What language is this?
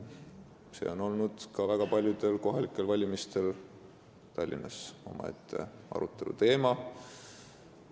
Estonian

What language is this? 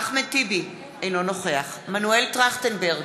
Hebrew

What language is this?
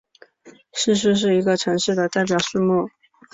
Chinese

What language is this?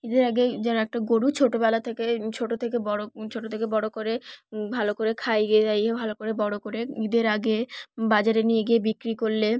Bangla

